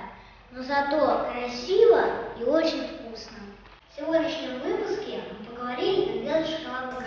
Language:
Russian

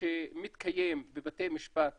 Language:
Hebrew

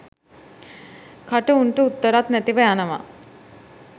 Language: Sinhala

